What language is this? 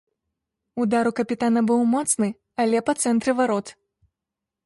Belarusian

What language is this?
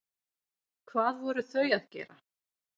Icelandic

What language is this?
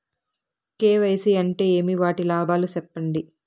Telugu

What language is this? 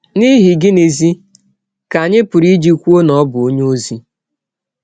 Igbo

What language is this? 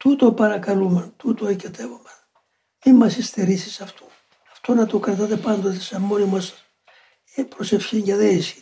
Greek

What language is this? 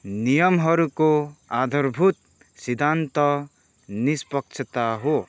Nepali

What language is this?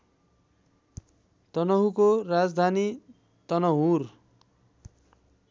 Nepali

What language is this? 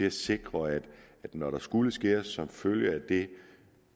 Danish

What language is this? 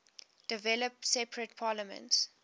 English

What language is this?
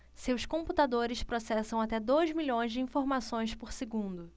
Portuguese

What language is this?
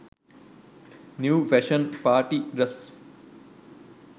Sinhala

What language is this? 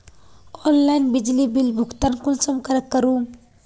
Magahi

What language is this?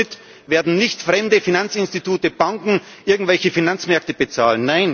German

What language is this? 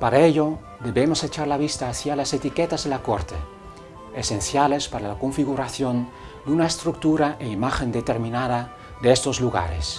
Spanish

